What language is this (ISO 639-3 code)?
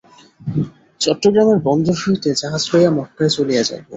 ben